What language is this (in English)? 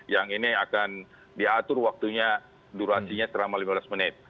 Indonesian